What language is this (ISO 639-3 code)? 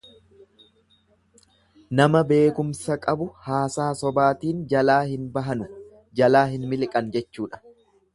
orm